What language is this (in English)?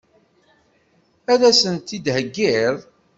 Kabyle